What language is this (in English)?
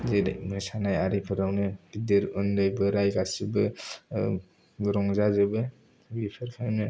Bodo